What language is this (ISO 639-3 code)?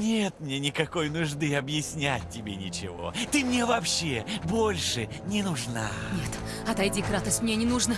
rus